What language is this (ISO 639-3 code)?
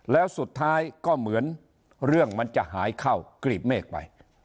tha